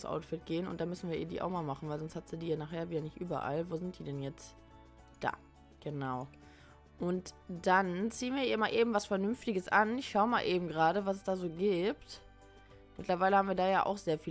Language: German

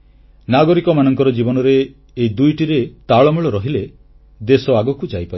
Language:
Odia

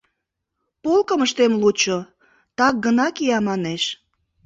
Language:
Mari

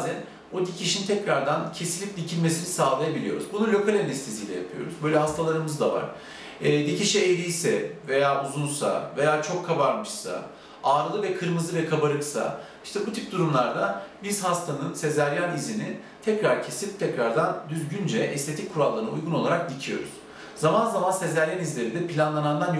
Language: Turkish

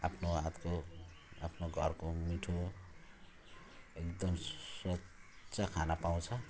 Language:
Nepali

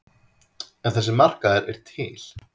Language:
Icelandic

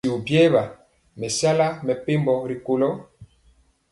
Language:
Mpiemo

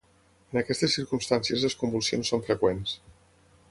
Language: Catalan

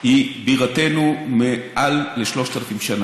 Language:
Hebrew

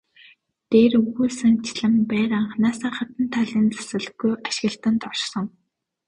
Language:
Mongolian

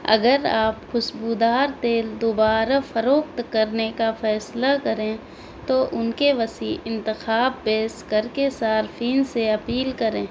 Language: Urdu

